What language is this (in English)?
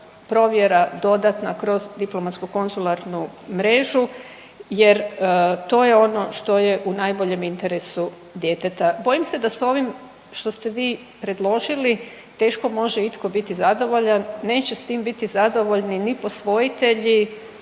Croatian